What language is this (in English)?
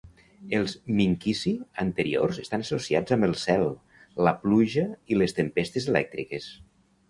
Catalan